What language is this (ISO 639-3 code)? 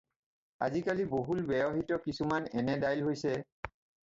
asm